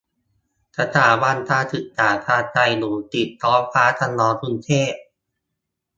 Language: Thai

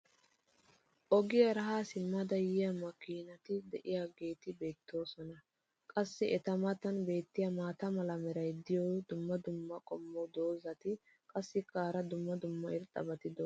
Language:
Wolaytta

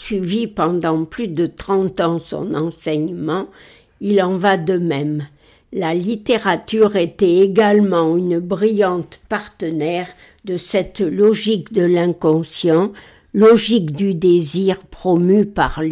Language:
French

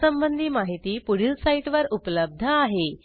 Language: Marathi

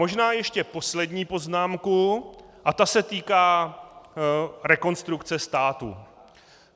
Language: Czech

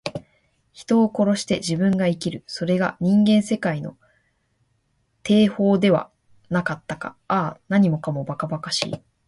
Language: Japanese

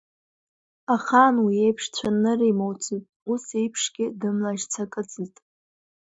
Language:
Abkhazian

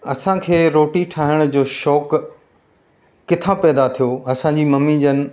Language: Sindhi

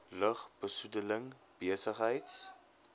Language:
Afrikaans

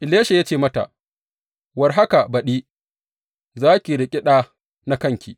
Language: Hausa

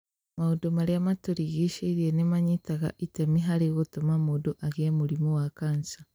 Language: Kikuyu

